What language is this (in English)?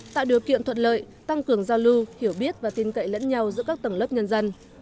Vietnamese